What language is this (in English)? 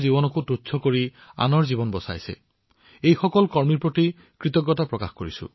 Assamese